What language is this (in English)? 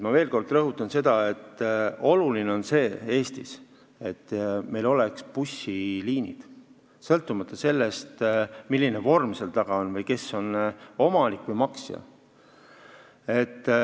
Estonian